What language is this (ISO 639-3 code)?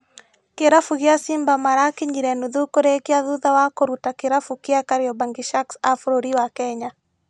kik